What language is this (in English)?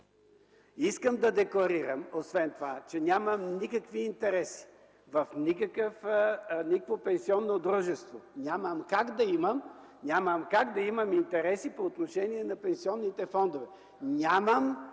Bulgarian